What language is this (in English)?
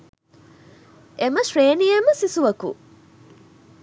Sinhala